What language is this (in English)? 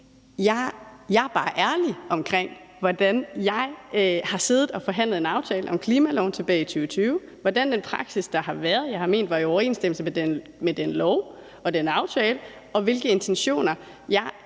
Danish